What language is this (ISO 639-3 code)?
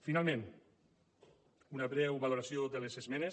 cat